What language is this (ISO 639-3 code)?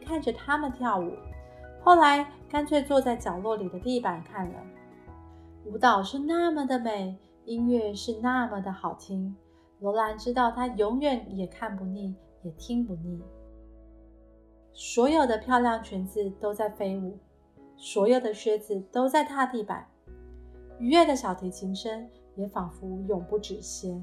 zho